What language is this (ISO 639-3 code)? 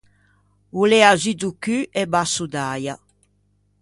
lij